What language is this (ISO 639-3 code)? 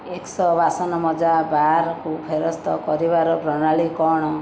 ori